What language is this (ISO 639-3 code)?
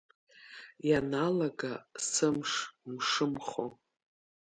abk